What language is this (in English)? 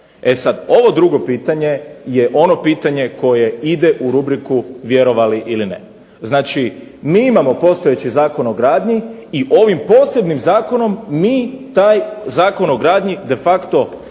Croatian